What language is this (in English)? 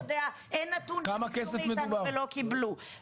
Hebrew